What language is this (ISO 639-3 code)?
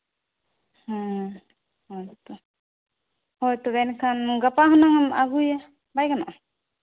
sat